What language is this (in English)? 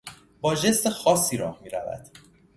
Persian